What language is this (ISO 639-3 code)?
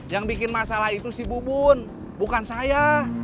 ind